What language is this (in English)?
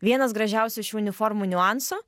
Lithuanian